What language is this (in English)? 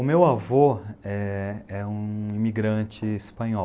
Portuguese